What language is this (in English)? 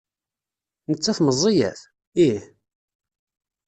Kabyle